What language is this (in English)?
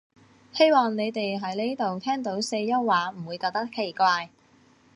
Cantonese